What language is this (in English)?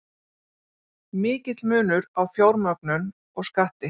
Icelandic